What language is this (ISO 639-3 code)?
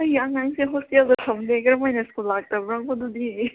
mni